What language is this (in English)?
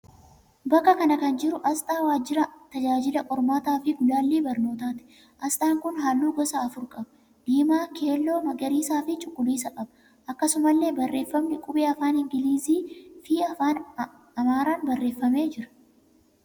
Oromo